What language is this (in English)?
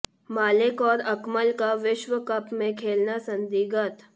Hindi